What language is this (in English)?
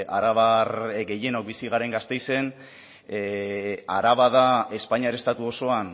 Basque